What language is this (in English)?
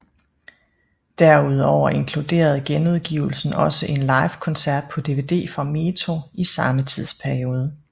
Danish